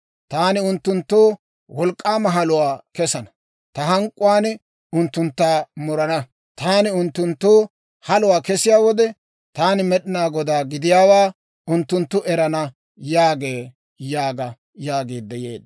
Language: Dawro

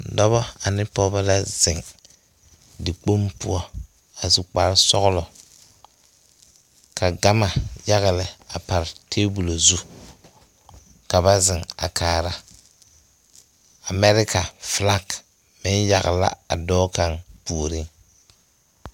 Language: Southern Dagaare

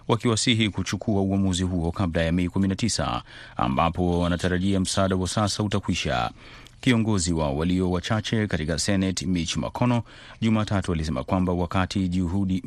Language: Swahili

